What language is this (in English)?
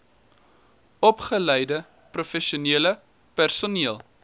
Afrikaans